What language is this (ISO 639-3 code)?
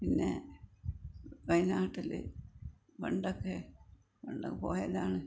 mal